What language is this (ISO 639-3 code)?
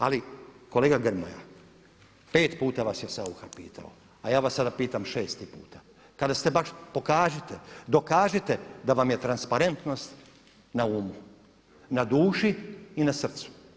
hrv